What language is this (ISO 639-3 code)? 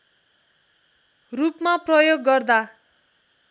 nep